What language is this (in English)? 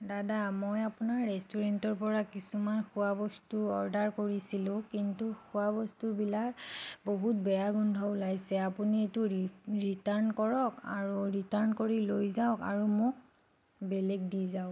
Assamese